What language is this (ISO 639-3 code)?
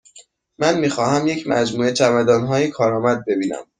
fas